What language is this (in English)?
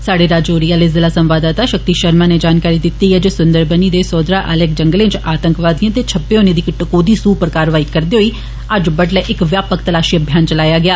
Dogri